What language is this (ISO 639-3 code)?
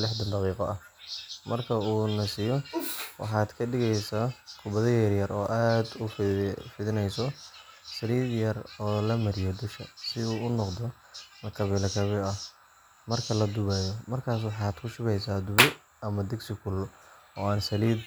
som